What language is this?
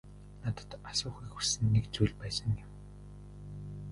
Mongolian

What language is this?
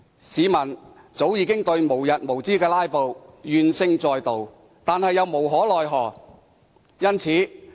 Cantonese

